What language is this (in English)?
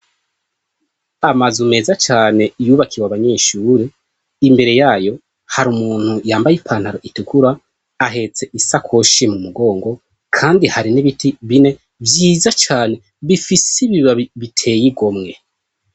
Rundi